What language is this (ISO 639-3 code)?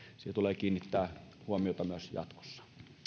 fin